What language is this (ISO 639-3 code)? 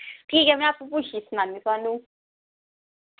doi